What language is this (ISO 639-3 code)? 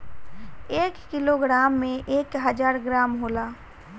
bho